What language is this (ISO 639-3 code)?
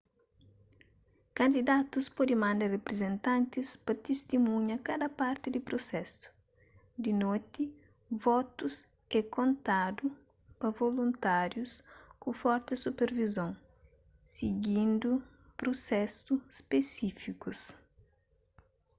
kea